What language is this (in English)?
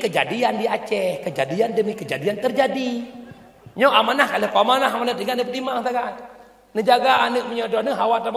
Malay